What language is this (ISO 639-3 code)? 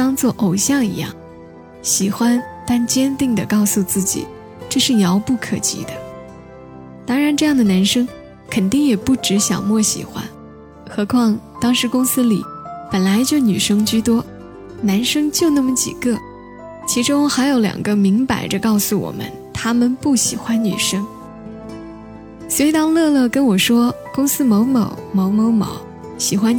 zho